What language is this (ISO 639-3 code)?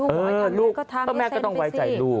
tha